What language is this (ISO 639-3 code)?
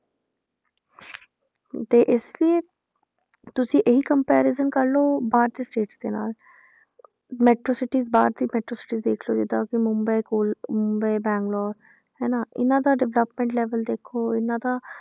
pan